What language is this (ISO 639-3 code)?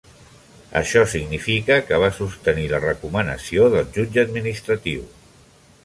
cat